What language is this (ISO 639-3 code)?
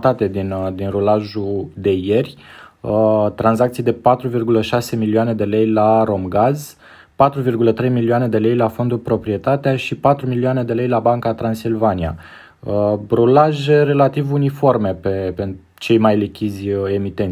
ron